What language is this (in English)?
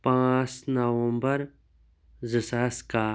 Kashmiri